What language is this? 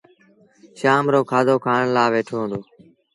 Sindhi Bhil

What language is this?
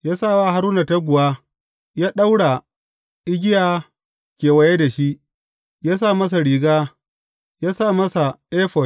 Hausa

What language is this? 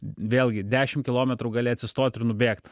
Lithuanian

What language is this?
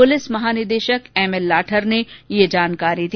Hindi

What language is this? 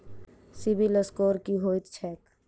Maithili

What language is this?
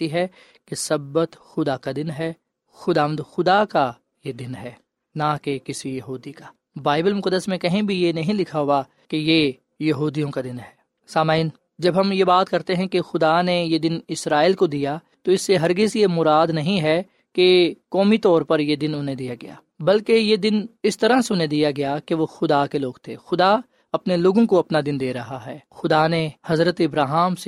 Urdu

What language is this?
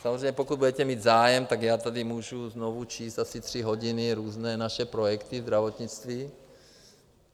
Czech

